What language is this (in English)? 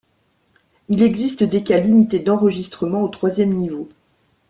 French